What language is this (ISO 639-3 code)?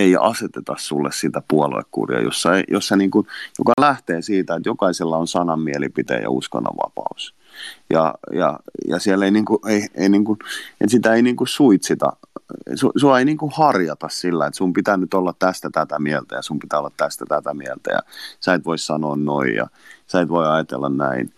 fin